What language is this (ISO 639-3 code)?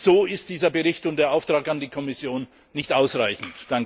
deu